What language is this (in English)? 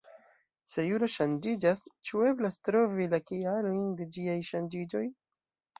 Esperanto